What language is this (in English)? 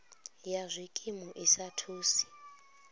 Venda